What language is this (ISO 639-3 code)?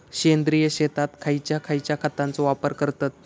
mar